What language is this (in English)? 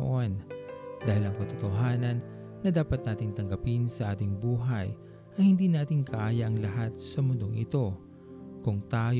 Filipino